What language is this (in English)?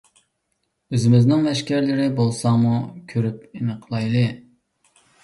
Uyghur